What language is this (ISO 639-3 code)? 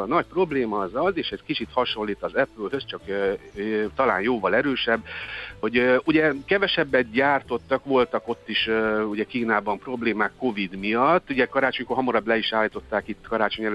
hun